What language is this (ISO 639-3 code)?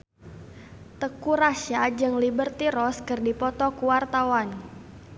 sun